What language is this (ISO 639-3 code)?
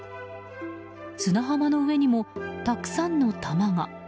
jpn